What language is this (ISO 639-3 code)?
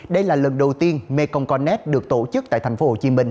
vie